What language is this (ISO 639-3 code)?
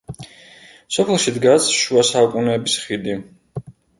kat